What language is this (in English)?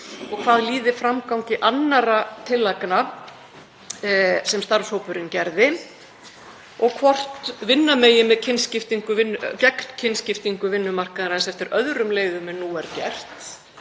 Icelandic